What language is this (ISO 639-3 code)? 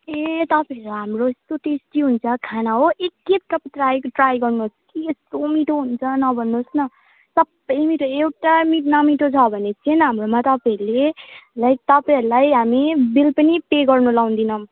nep